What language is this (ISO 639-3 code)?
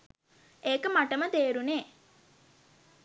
sin